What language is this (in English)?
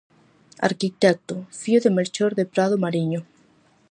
Galician